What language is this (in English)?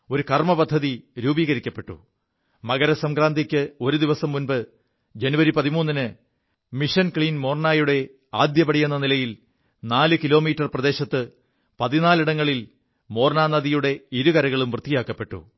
Malayalam